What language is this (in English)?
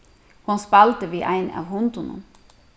Faroese